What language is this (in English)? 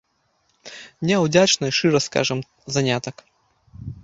Belarusian